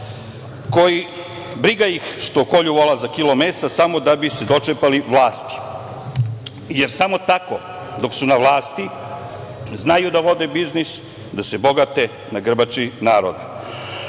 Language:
Serbian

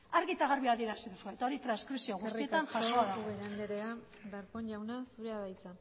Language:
Basque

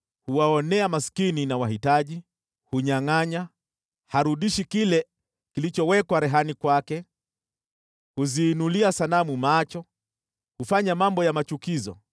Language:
Swahili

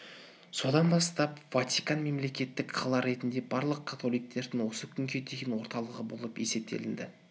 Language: Kazakh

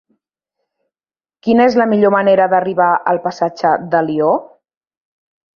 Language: Catalan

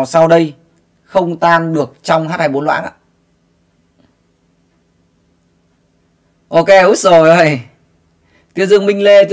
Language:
Vietnamese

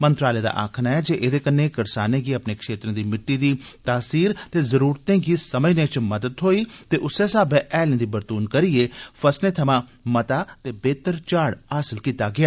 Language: Dogri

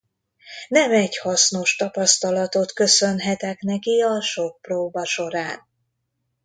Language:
Hungarian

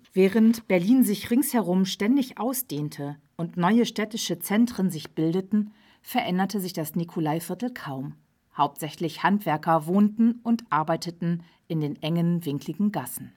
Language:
German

